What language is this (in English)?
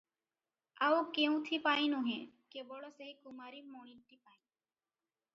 Odia